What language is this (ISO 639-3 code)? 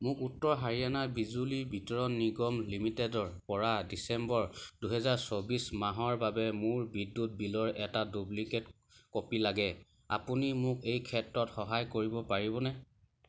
asm